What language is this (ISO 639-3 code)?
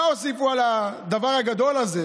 heb